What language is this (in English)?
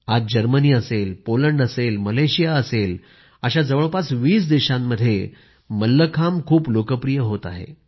Marathi